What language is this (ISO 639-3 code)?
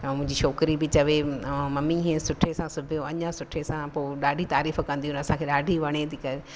snd